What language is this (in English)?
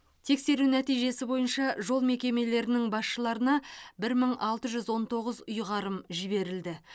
Kazakh